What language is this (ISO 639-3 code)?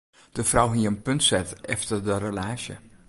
fry